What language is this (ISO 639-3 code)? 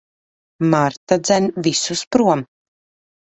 lav